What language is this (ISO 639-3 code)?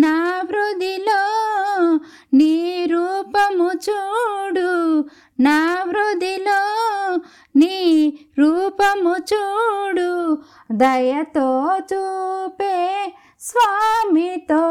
tel